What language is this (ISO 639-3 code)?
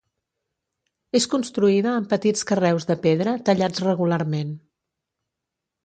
cat